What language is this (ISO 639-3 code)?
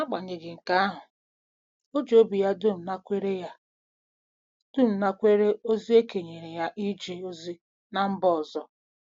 ibo